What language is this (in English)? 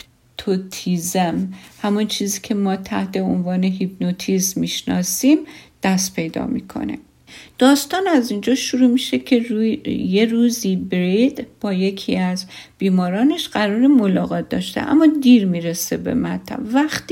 Persian